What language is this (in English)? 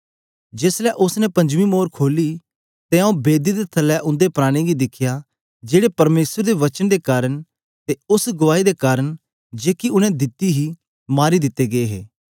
Dogri